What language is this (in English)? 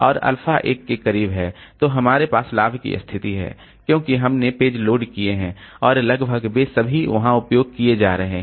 Hindi